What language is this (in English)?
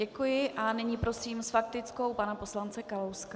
Czech